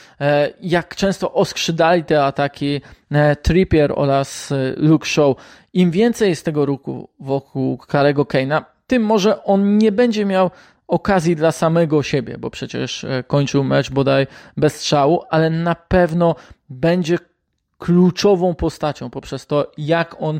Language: Polish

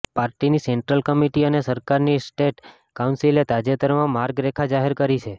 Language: Gujarati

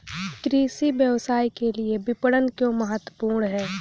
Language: Hindi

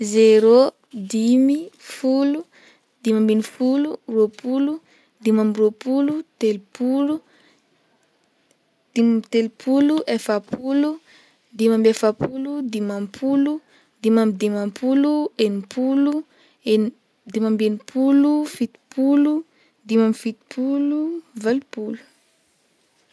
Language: Northern Betsimisaraka Malagasy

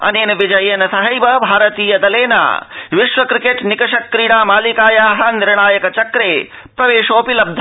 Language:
Sanskrit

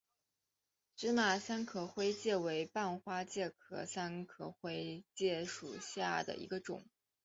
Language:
Chinese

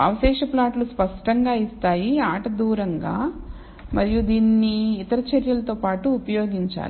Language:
Telugu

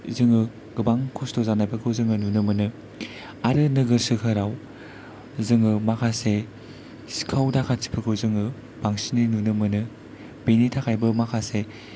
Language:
Bodo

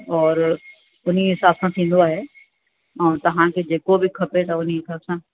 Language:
Sindhi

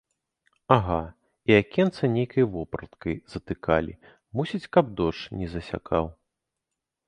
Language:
Belarusian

